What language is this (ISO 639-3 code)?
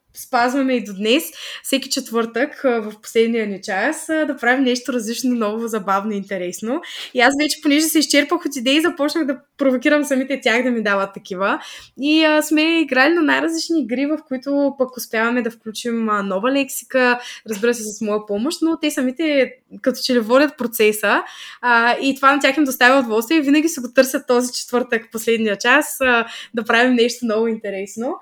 bul